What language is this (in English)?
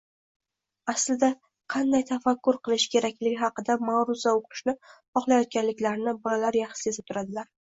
Uzbek